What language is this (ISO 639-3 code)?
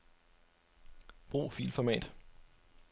dan